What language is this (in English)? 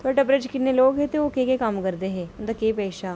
Dogri